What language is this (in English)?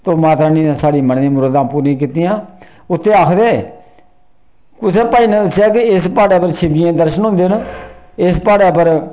Dogri